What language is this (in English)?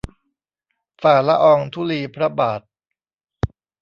Thai